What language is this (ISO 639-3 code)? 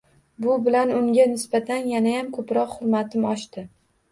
uzb